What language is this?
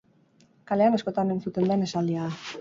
Basque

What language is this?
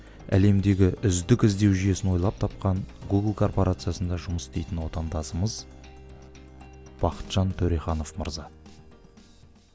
Kazakh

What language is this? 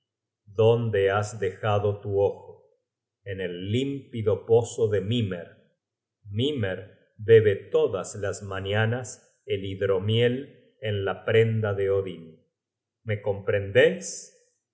Spanish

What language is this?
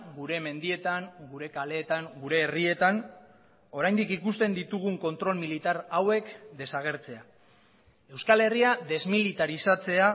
Basque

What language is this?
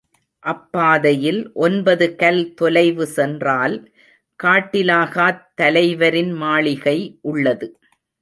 Tamil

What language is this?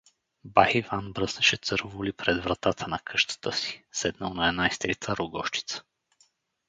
Bulgarian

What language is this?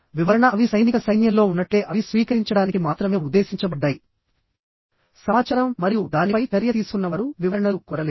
Telugu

